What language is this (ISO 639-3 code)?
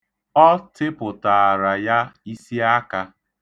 ibo